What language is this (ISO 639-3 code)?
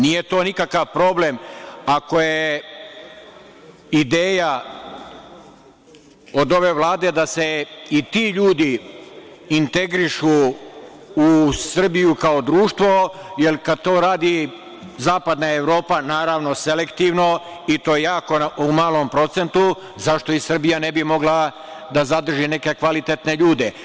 srp